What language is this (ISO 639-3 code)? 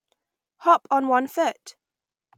eng